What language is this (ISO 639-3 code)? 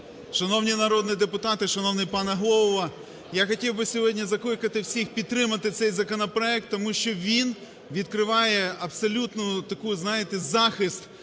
ukr